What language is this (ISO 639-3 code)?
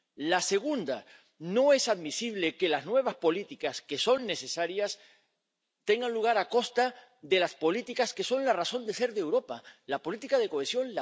spa